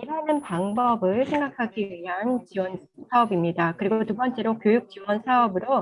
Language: Korean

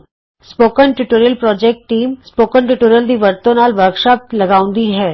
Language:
Punjabi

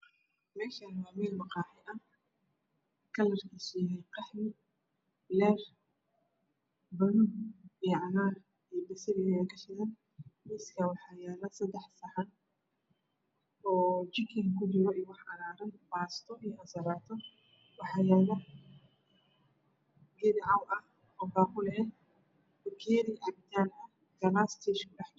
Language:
Somali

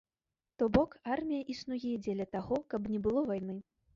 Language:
Belarusian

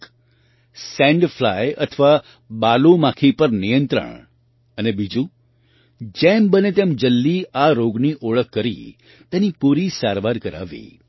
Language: Gujarati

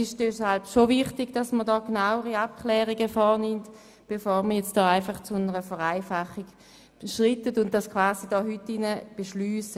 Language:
Swiss German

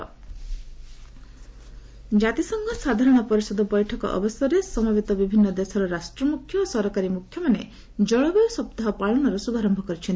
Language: Odia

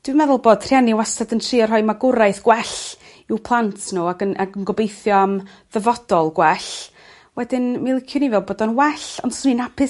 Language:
Welsh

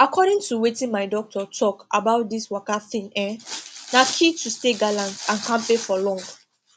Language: Nigerian Pidgin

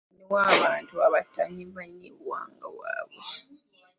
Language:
Ganda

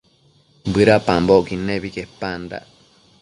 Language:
Matsés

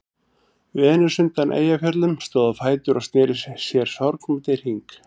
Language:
Icelandic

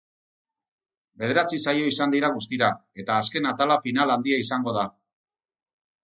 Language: Basque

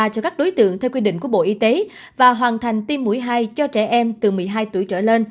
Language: Vietnamese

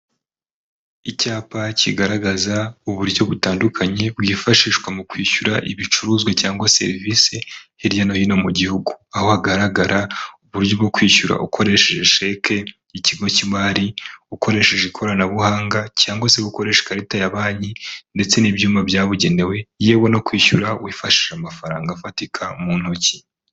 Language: Kinyarwanda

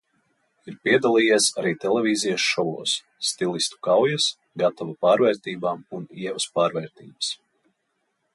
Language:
Latvian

